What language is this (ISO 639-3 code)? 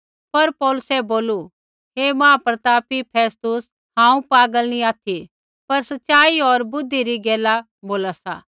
kfx